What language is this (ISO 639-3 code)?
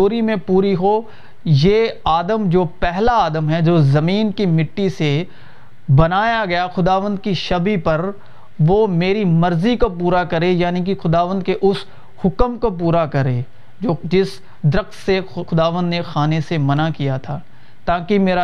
urd